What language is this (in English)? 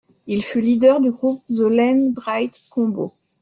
French